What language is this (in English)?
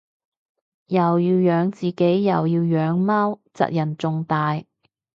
Cantonese